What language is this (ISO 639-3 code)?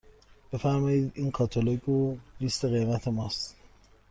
fas